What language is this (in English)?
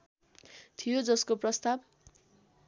Nepali